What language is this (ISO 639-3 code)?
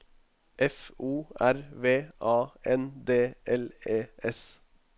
nor